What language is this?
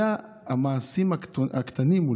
Hebrew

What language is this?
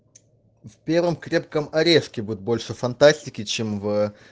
Russian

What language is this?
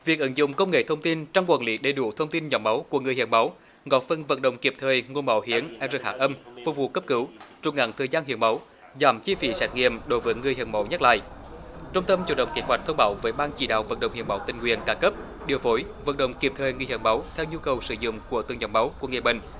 Vietnamese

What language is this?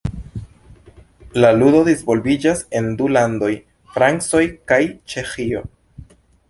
Esperanto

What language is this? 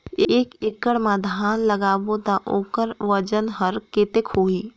Chhattisgarhi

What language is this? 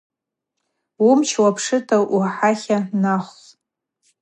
Abaza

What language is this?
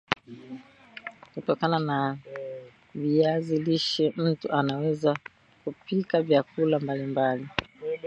Swahili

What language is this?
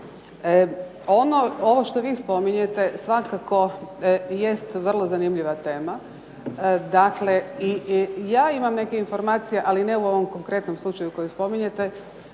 Croatian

